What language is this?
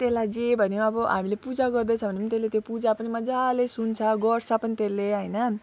Nepali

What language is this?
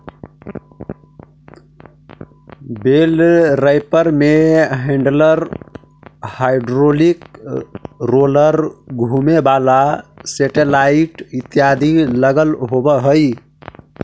Magahi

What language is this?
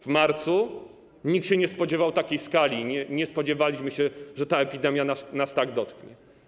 Polish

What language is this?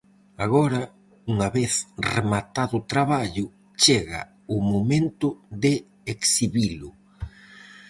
Galician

